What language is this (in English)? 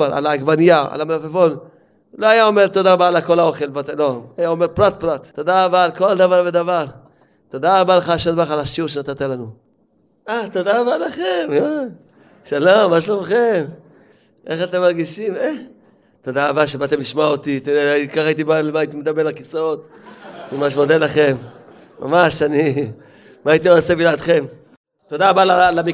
Hebrew